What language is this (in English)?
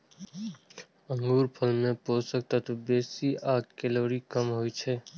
Maithili